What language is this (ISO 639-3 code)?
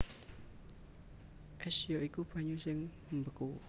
jav